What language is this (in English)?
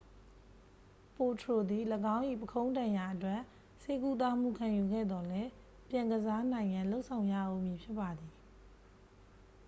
Burmese